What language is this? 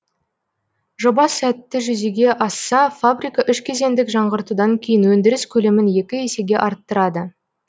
Kazakh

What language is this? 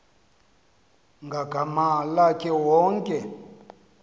Xhosa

